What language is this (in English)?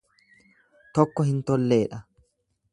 Oromo